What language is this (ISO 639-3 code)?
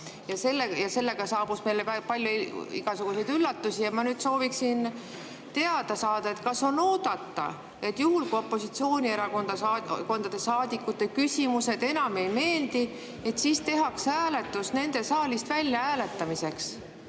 est